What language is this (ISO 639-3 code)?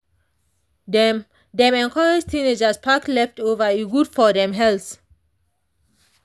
pcm